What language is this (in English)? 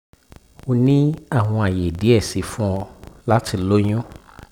Yoruba